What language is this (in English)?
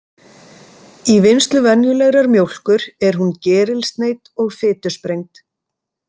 Icelandic